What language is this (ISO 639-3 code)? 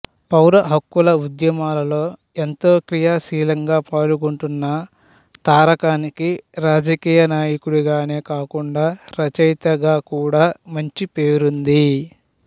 tel